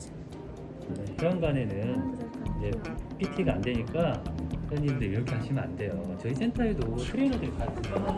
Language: Korean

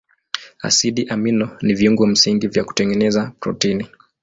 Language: Swahili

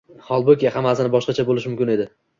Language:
Uzbek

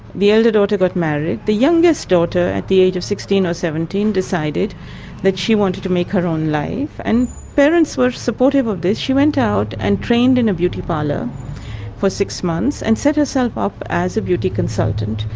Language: English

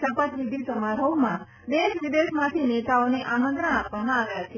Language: Gujarati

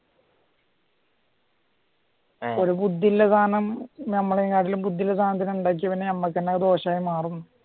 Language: Malayalam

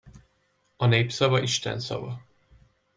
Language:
Hungarian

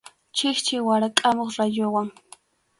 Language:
Arequipa-La Unión Quechua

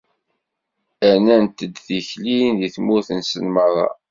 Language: Kabyle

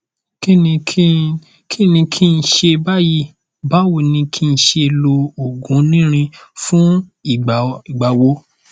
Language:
Yoruba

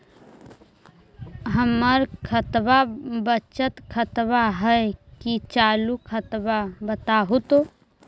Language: Magahi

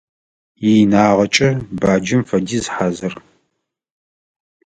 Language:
Adyghe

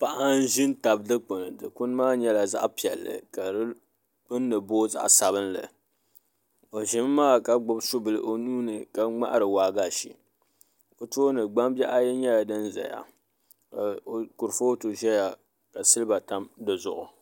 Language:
Dagbani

